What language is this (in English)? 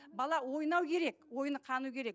Kazakh